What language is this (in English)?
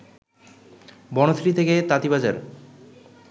Bangla